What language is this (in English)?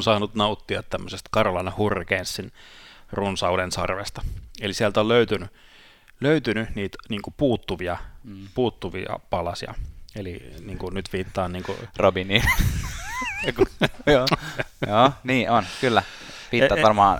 Finnish